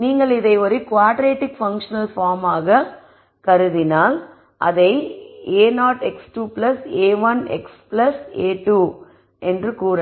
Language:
Tamil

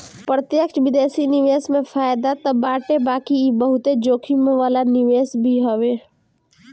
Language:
Bhojpuri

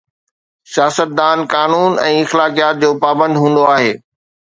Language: Sindhi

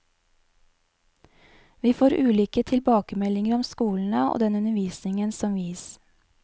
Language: Norwegian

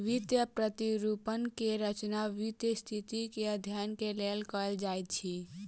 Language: Maithili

